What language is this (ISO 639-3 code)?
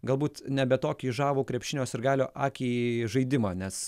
lit